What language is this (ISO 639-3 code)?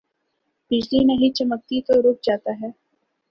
urd